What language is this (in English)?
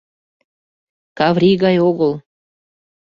Mari